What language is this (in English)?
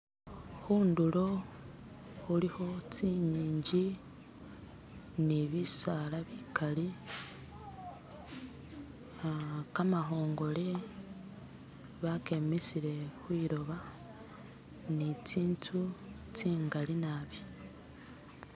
Masaaba